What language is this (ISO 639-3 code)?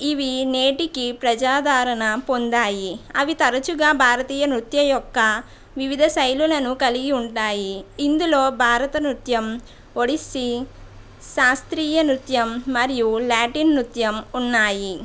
tel